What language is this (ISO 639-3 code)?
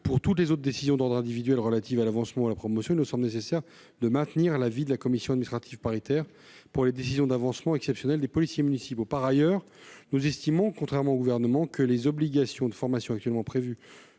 fra